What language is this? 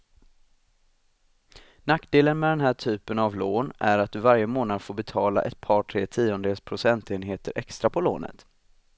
Swedish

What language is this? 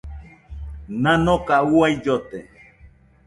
Nüpode Huitoto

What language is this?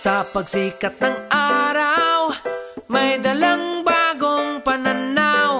Filipino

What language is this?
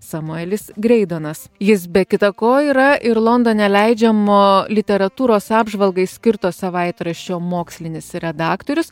Lithuanian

